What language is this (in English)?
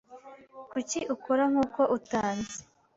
Kinyarwanda